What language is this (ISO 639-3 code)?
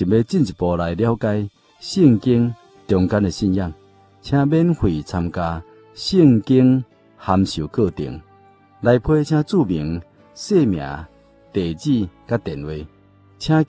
zho